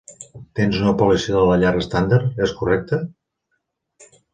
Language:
Catalan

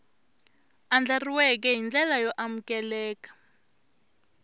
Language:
Tsonga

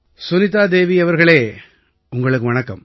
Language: Tamil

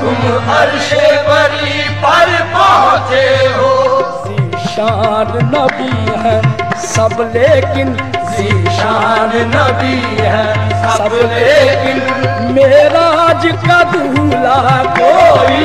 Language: Hindi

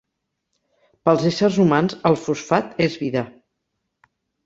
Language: Catalan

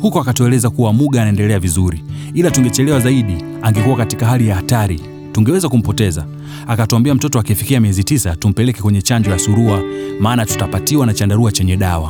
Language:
Swahili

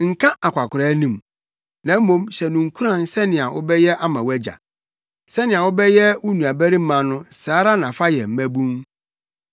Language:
Akan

